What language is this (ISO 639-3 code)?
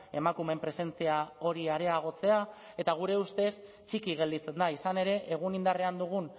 eus